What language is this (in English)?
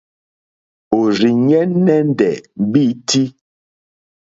Mokpwe